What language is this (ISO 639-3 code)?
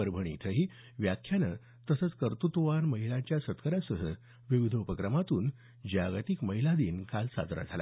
mar